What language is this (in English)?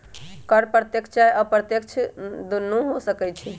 Magahi